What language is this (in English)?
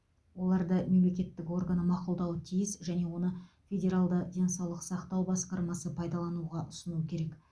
Kazakh